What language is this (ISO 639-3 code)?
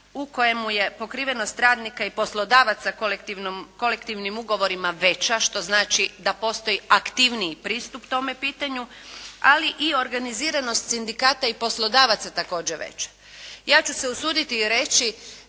hrv